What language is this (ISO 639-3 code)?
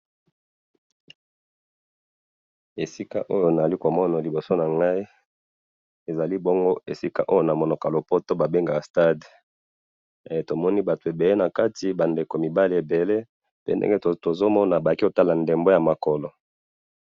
lin